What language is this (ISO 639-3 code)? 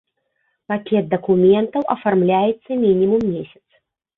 bel